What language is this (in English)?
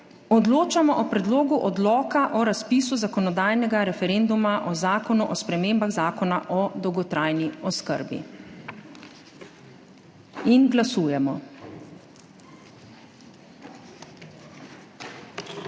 Slovenian